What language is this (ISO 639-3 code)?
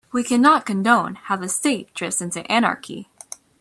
eng